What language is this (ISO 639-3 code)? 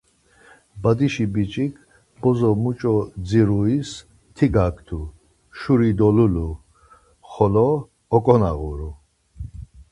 lzz